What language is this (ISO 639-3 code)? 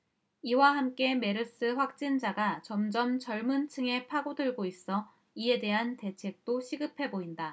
kor